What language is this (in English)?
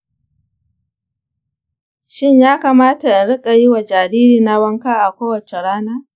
Hausa